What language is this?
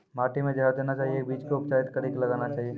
Maithili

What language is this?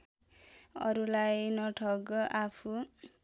Nepali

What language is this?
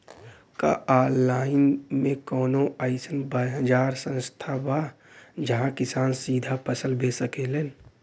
Bhojpuri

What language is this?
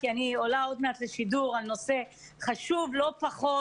Hebrew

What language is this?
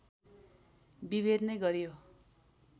Nepali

